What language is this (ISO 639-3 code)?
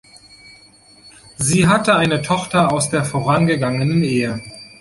deu